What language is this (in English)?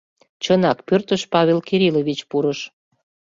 Mari